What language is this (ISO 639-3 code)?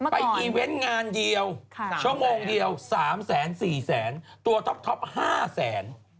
tha